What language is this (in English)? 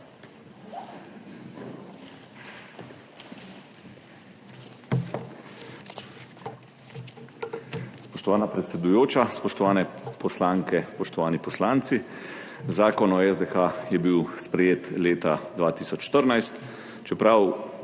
Slovenian